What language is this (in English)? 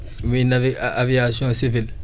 Wolof